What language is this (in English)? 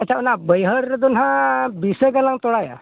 Santali